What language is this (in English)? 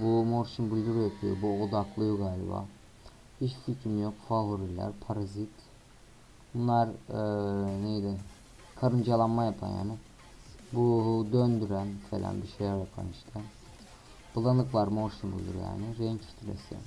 Turkish